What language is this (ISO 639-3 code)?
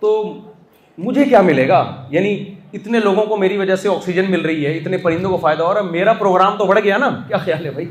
urd